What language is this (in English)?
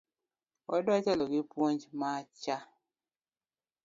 Luo (Kenya and Tanzania)